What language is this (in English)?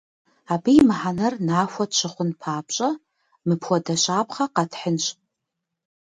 Kabardian